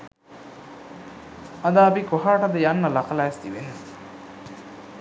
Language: Sinhala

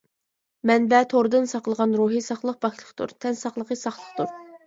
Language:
Uyghur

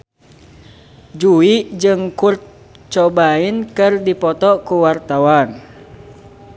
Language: Sundanese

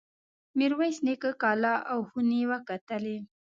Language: Pashto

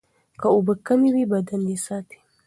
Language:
Pashto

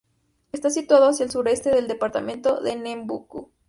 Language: Spanish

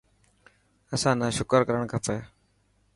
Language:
Dhatki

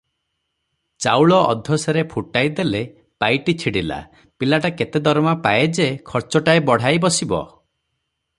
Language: Odia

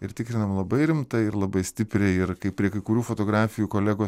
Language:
Lithuanian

